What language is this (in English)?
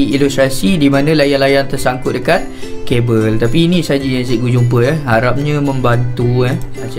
Malay